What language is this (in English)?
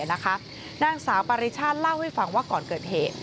Thai